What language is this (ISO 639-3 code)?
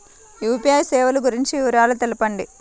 tel